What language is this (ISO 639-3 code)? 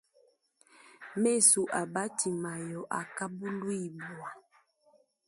lua